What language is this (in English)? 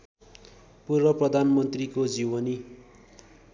Nepali